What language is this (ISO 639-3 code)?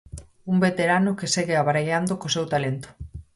glg